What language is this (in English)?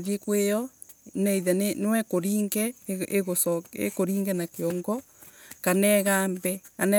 Embu